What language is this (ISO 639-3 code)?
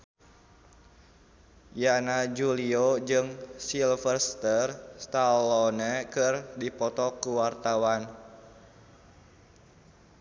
sun